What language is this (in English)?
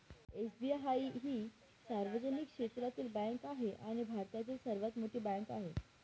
Marathi